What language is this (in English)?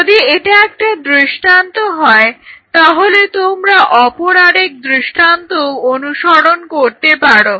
Bangla